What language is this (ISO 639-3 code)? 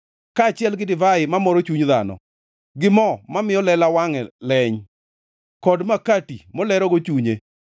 luo